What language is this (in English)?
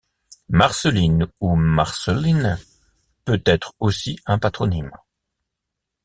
French